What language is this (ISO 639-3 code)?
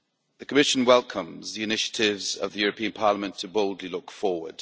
eng